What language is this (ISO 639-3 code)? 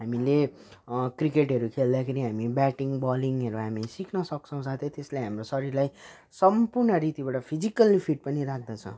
nep